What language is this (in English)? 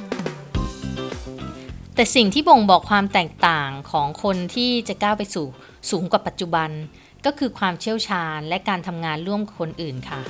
Thai